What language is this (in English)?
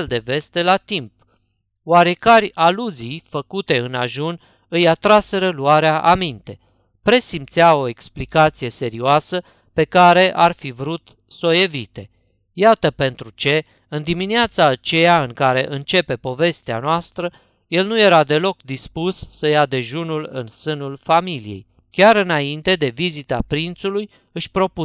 Romanian